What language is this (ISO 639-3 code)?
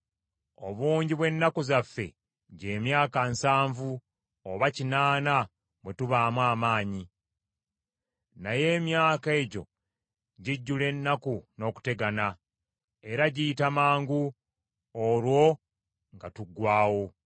lug